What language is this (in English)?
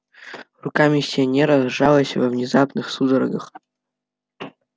Russian